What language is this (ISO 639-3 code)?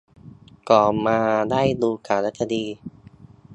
tha